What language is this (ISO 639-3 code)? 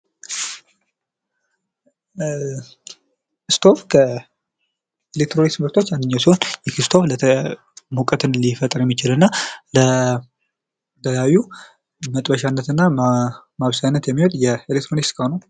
amh